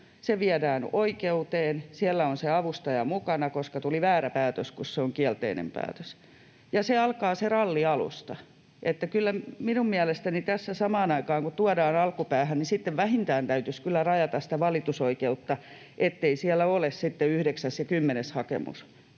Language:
Finnish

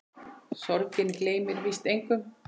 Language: Icelandic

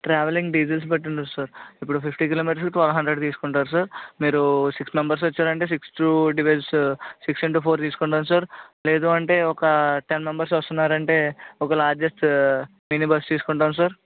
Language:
Telugu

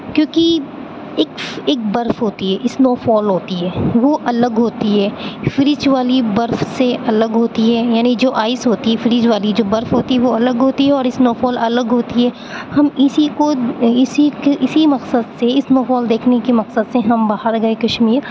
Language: Urdu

